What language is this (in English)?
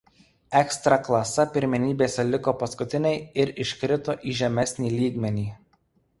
Lithuanian